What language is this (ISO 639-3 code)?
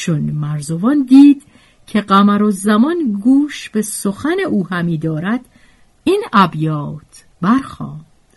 fas